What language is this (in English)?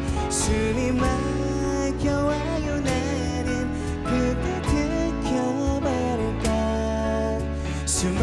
Korean